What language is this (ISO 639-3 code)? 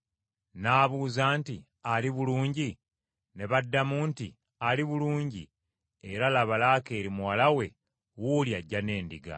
lug